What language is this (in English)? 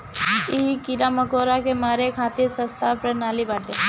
Bhojpuri